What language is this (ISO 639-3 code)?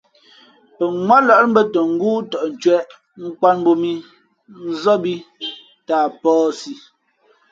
fmp